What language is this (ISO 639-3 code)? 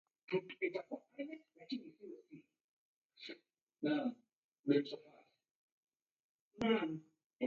dav